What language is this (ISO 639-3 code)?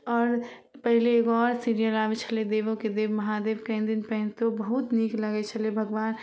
mai